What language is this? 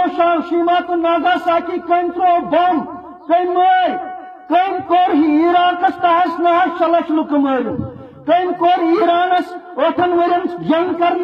Dutch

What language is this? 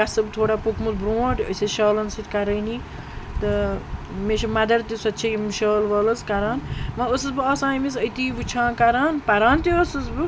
Kashmiri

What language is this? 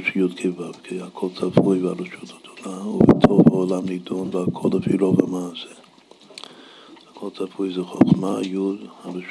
Hebrew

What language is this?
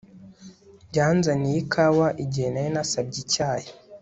Kinyarwanda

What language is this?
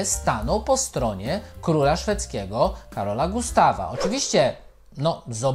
Polish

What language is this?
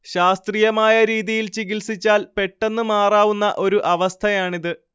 Malayalam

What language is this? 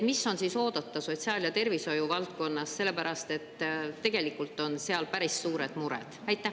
Estonian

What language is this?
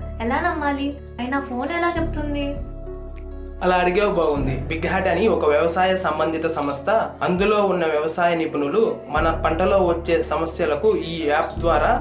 Hindi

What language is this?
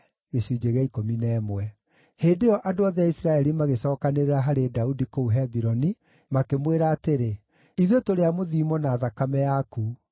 Kikuyu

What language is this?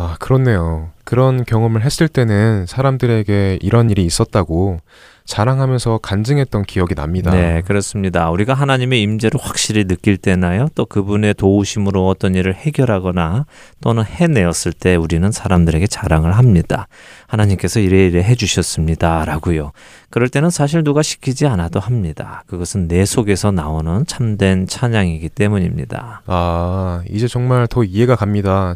Korean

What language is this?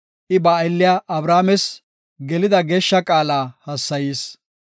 Gofa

